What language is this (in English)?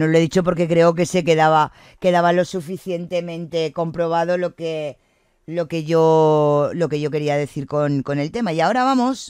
Spanish